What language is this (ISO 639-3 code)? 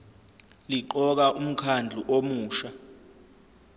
zul